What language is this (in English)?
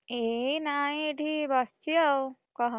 Odia